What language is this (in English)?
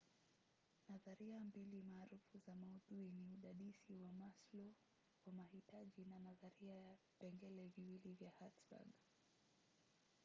Swahili